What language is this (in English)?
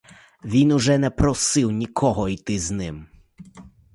Ukrainian